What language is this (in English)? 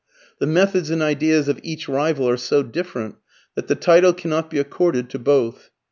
English